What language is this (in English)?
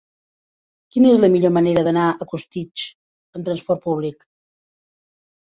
Catalan